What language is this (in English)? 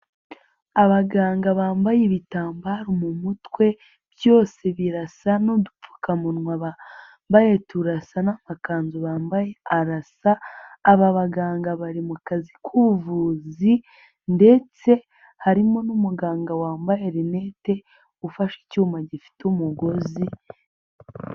Kinyarwanda